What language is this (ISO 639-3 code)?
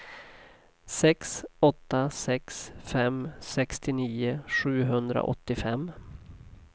swe